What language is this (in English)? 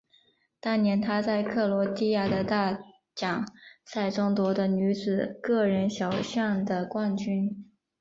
Chinese